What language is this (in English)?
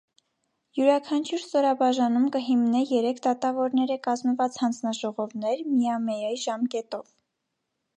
Armenian